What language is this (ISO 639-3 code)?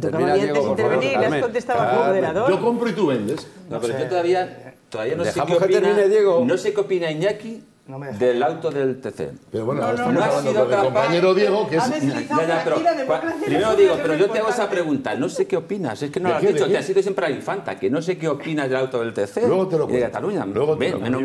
spa